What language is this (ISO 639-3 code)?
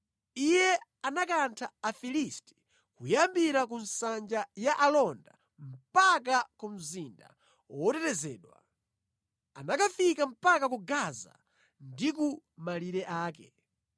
nya